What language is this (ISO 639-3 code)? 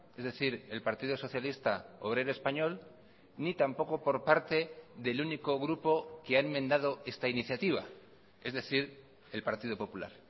spa